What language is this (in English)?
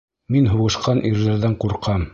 Bashkir